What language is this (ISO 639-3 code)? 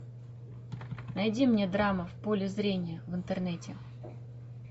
rus